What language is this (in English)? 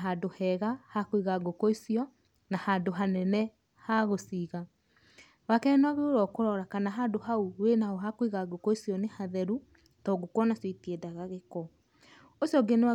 Kikuyu